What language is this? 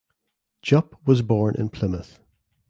English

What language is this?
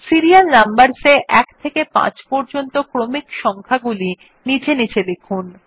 Bangla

